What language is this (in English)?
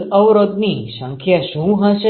Gujarati